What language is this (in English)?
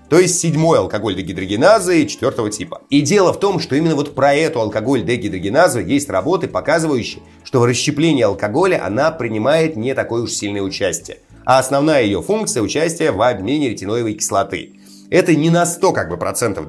Russian